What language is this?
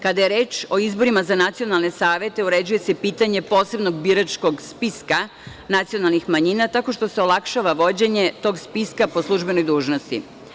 Serbian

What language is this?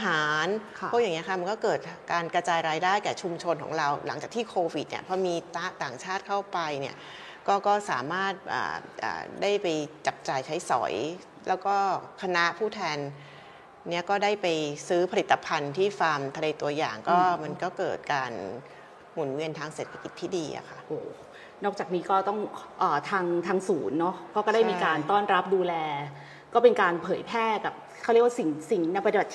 Thai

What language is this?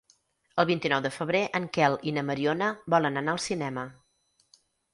Catalan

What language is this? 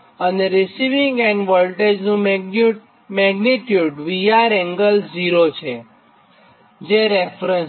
Gujarati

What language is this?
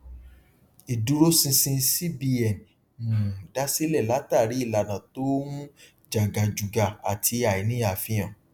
Yoruba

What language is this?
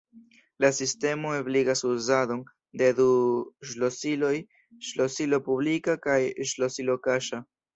Esperanto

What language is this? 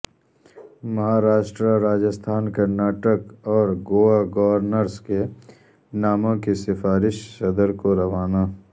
Urdu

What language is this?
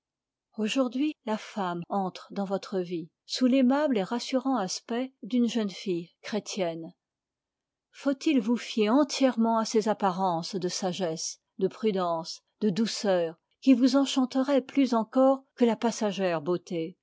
French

